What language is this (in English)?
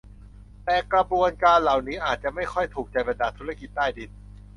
Thai